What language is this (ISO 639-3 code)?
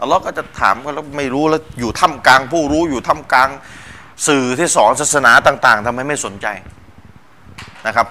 tha